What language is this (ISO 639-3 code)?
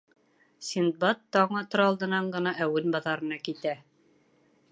bak